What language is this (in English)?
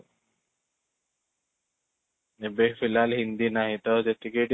Odia